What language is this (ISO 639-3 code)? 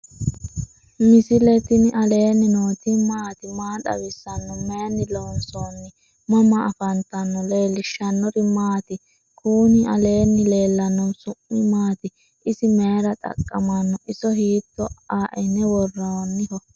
sid